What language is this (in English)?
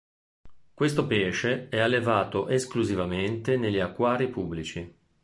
Italian